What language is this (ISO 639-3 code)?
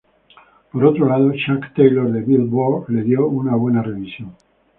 spa